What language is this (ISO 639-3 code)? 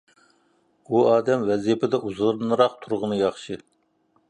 uig